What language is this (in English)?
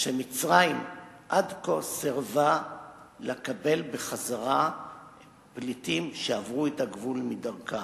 Hebrew